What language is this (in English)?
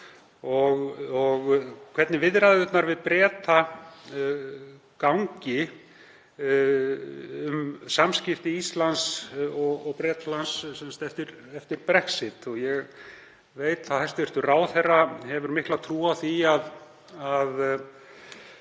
Icelandic